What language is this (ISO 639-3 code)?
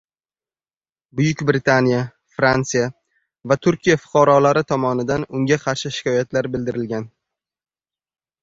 uzb